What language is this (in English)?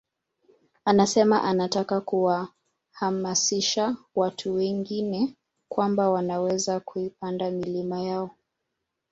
Swahili